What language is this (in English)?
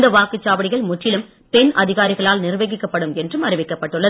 Tamil